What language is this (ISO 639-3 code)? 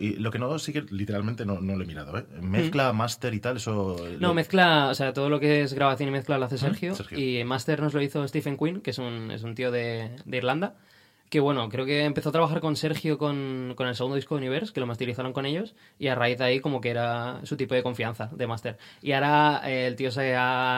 spa